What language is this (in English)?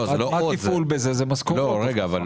Hebrew